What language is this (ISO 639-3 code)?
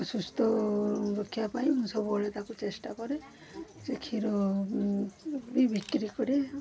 ori